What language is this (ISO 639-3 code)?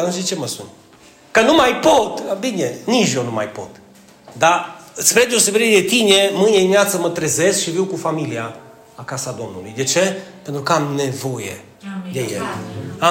ron